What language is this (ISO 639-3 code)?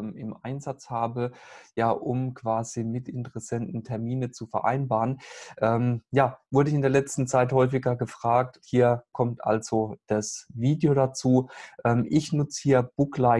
deu